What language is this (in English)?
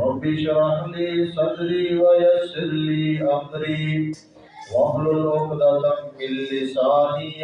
Urdu